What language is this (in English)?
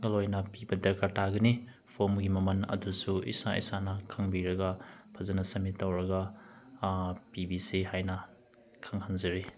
Manipuri